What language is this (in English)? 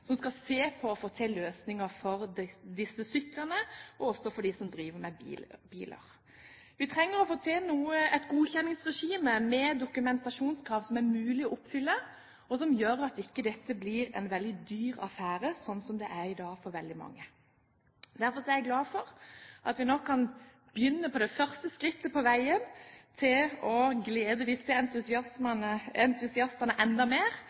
Norwegian Bokmål